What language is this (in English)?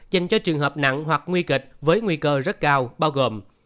Vietnamese